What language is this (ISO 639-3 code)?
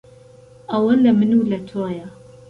ckb